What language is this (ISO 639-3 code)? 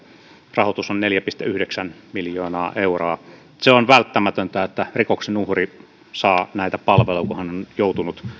fin